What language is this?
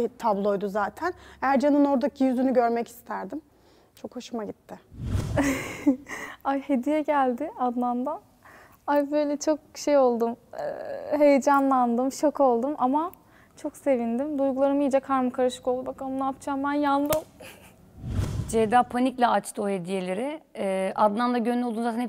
Turkish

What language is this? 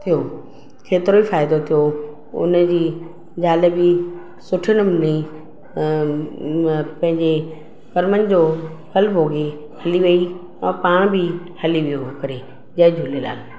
Sindhi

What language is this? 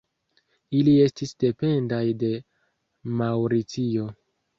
Esperanto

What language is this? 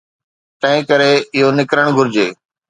Sindhi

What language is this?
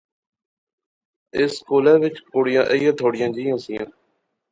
Pahari-Potwari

